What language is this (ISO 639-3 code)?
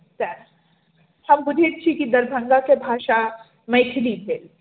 mai